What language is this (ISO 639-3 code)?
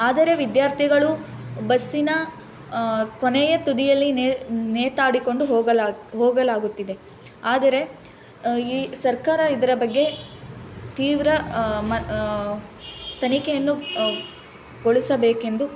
kan